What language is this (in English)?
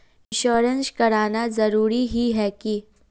Magahi